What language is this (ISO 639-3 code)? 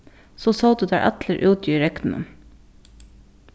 fao